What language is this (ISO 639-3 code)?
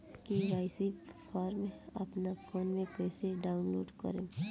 bho